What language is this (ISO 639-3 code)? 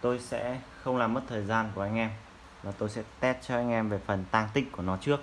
vie